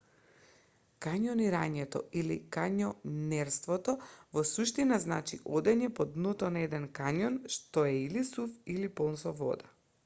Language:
Macedonian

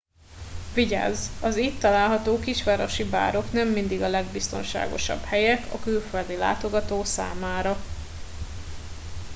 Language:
Hungarian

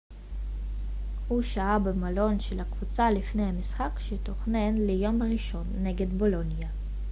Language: Hebrew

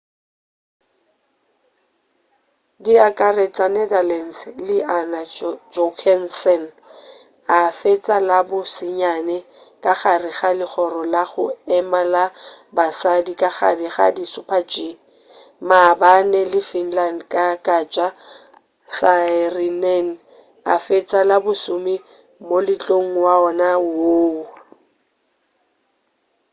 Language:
Northern Sotho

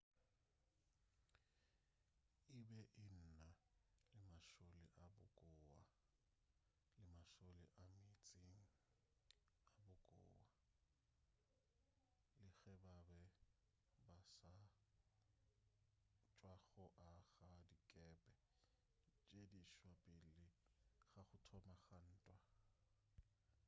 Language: Northern Sotho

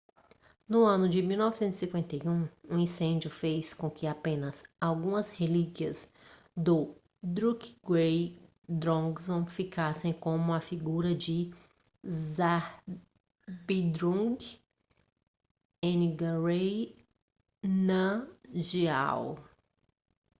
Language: Portuguese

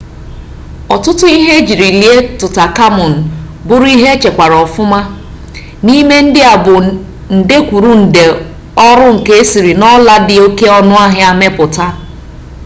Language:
Igbo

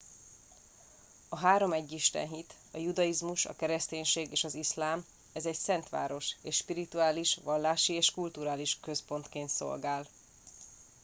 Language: Hungarian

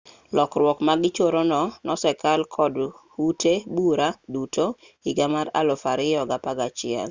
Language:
Luo (Kenya and Tanzania)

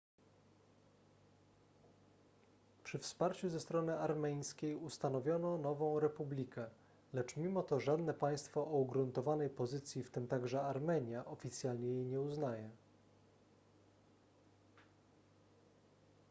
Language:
Polish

